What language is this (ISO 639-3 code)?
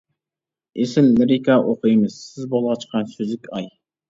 uig